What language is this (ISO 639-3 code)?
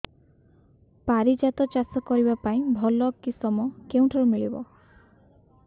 ori